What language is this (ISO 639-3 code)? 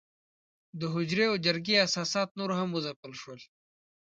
pus